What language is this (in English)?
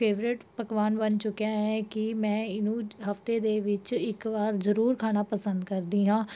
Punjabi